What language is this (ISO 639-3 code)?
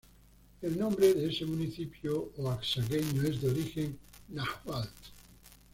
spa